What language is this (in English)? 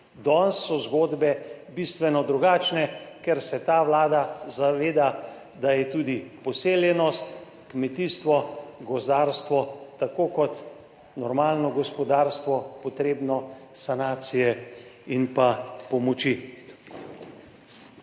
Slovenian